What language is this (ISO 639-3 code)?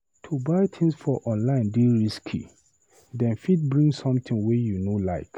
pcm